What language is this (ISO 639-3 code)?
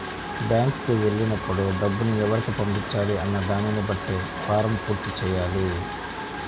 tel